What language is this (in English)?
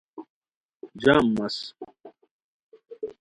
Khowar